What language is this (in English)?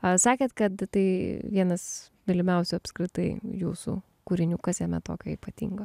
Lithuanian